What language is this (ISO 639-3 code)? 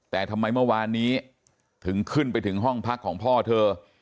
tha